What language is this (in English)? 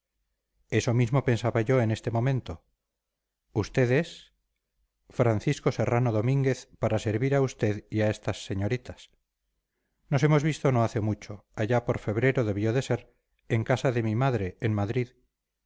Spanish